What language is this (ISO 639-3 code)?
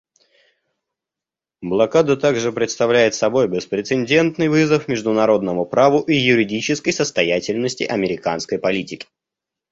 rus